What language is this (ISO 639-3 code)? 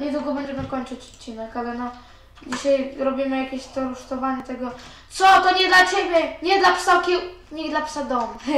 pol